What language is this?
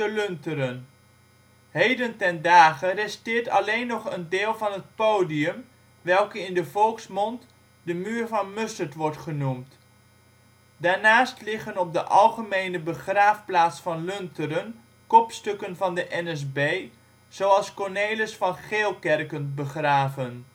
Dutch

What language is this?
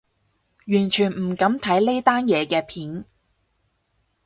Cantonese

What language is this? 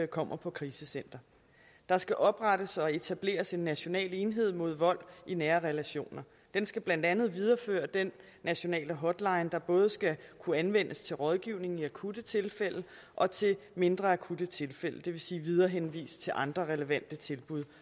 Danish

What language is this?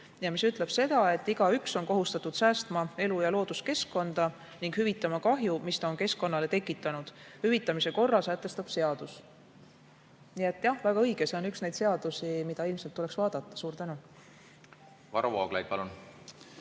Estonian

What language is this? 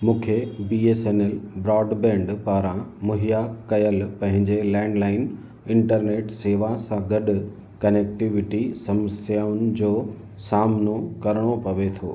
Sindhi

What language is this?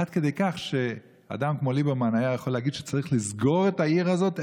Hebrew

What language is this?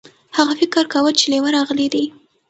Pashto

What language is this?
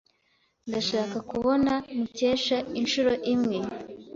Kinyarwanda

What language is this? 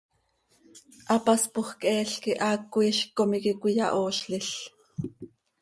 Seri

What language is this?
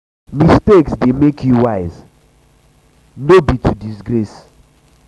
Nigerian Pidgin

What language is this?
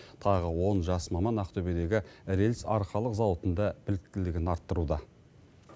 Kazakh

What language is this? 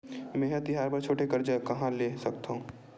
Chhattisgarhi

